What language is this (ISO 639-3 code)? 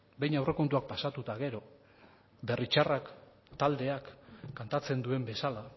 eus